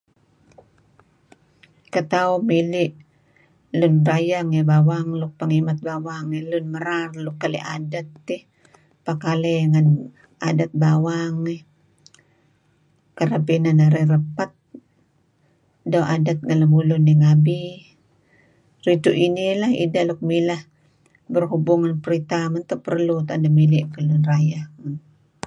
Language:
Kelabit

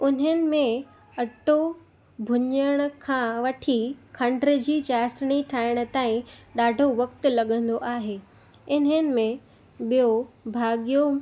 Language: Sindhi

